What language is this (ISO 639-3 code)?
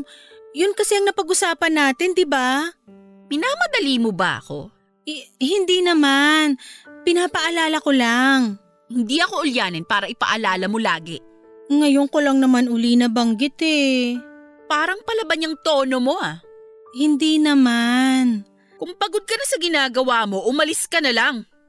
fil